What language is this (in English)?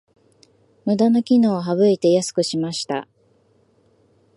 Japanese